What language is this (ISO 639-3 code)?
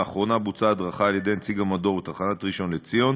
heb